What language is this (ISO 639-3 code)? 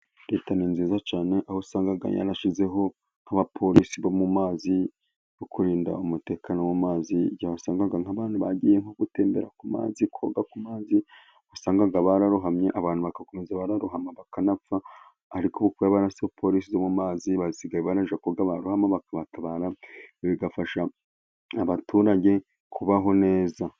kin